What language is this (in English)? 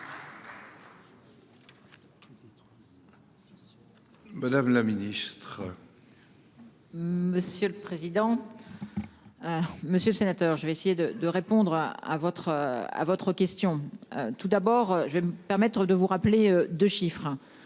French